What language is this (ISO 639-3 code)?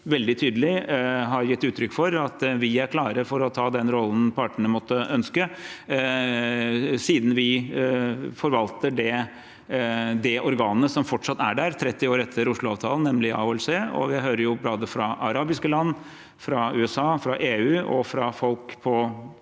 nor